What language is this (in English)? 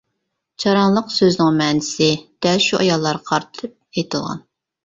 Uyghur